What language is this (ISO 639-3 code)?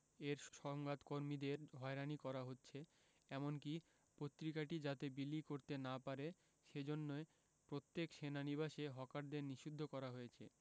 ben